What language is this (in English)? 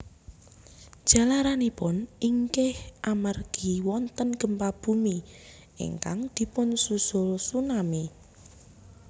Javanese